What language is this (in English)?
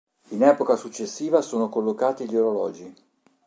Italian